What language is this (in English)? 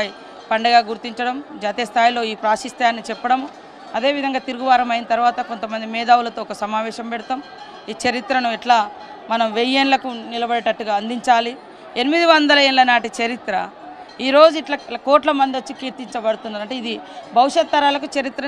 Telugu